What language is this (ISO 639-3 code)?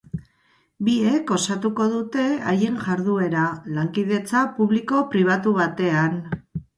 eus